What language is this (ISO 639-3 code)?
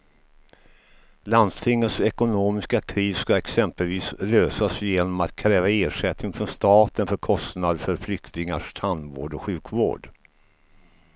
swe